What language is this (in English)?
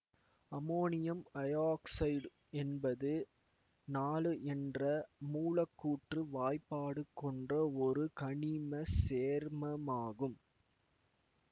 Tamil